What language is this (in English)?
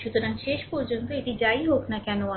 Bangla